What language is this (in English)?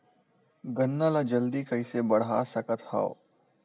Chhattisgarhi